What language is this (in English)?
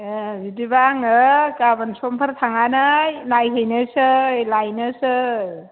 Bodo